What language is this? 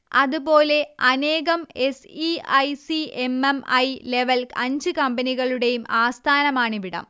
Malayalam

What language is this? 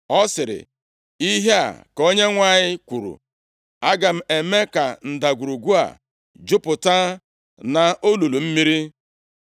Igbo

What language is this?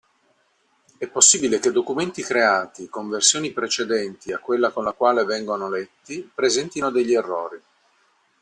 Italian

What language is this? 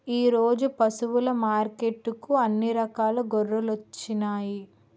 Telugu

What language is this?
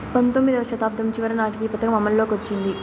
Telugu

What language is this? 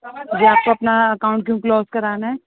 Urdu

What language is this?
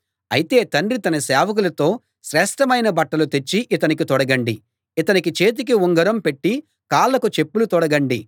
Telugu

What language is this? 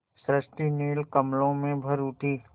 Hindi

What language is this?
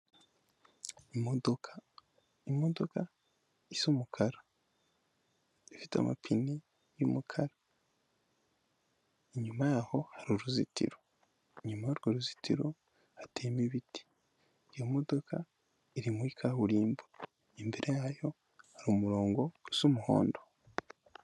Kinyarwanda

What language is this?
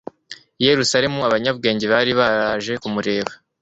Kinyarwanda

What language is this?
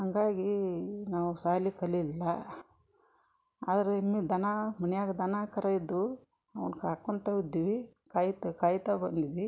Kannada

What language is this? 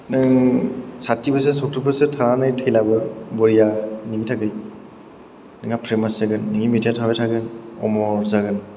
Bodo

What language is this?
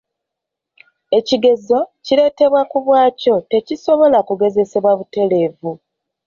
Ganda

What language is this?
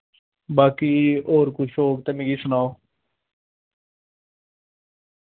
Dogri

